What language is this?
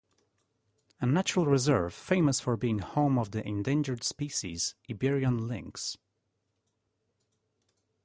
English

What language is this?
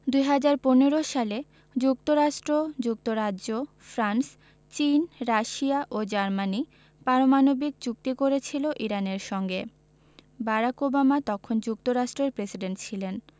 Bangla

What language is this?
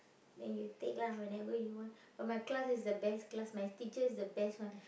English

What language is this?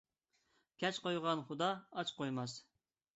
Uyghur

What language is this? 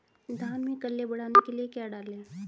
Hindi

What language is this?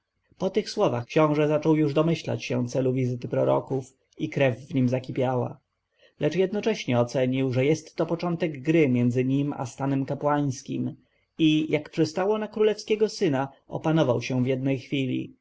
Polish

